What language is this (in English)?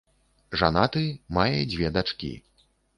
Belarusian